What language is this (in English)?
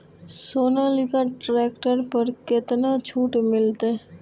Maithili